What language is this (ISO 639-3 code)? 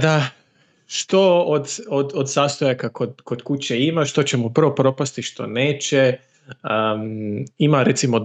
hrv